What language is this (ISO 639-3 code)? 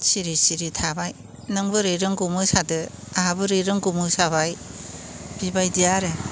brx